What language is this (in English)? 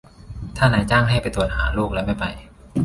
Thai